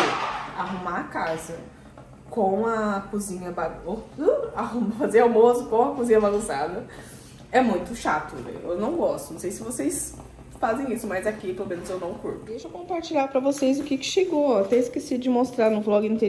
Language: Portuguese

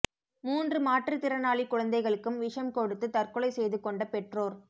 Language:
Tamil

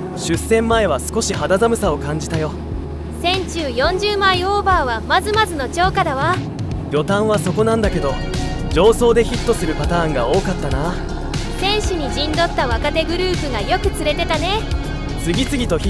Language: Japanese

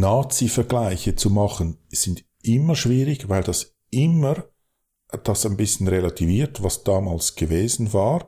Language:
German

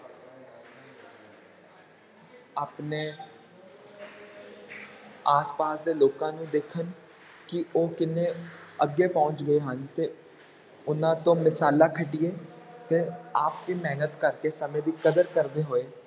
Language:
Punjabi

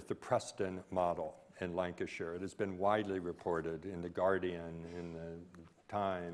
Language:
English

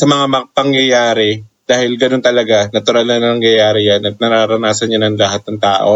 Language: Filipino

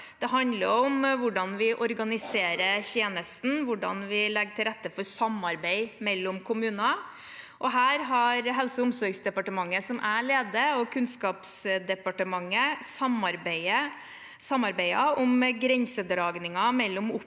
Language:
Norwegian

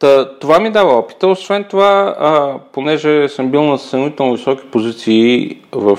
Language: Bulgarian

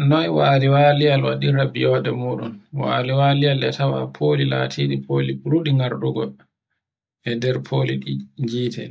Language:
Borgu Fulfulde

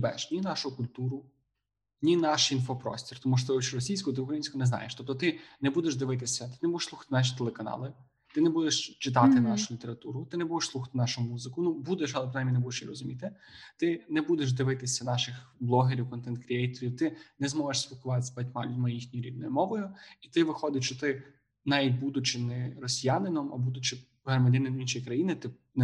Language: Ukrainian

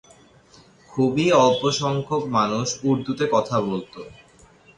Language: Bangla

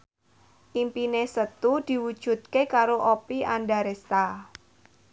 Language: Javanese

